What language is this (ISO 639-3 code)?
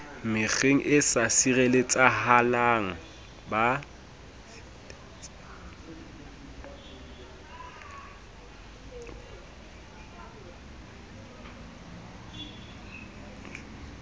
sot